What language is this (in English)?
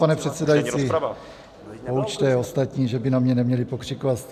Czech